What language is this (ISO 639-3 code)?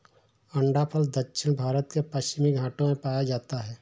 hin